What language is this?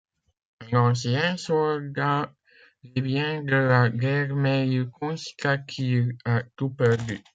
French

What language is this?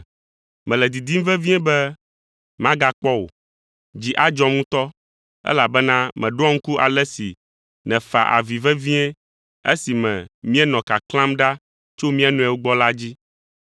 Ewe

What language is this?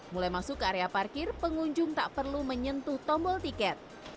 Indonesian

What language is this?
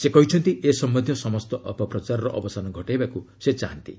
Odia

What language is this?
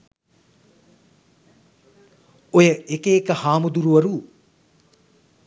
Sinhala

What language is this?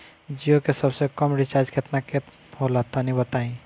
Bhojpuri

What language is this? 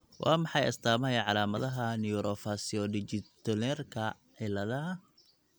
Somali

